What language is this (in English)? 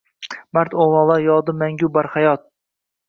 Uzbek